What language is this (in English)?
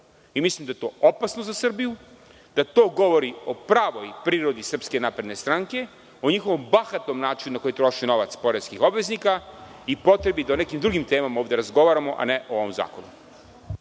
Serbian